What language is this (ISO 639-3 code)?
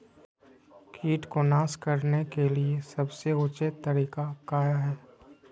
mag